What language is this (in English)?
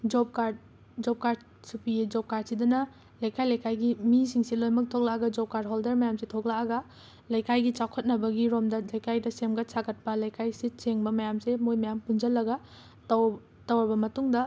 Manipuri